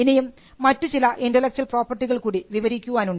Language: Malayalam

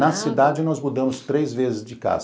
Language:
Portuguese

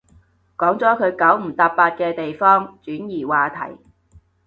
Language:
Cantonese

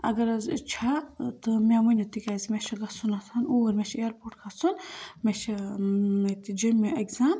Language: Kashmiri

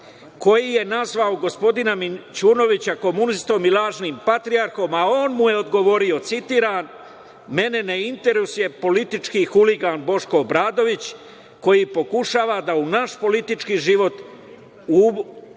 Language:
Serbian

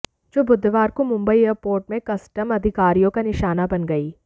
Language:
Hindi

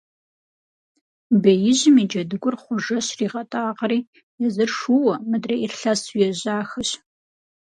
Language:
Kabardian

